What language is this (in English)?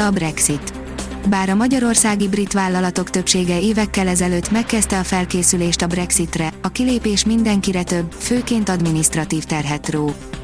Hungarian